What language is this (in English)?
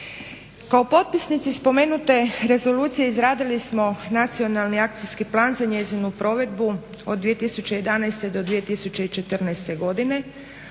Croatian